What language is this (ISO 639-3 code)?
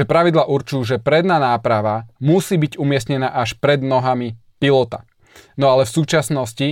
slk